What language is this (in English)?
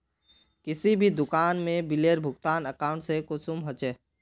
Magahi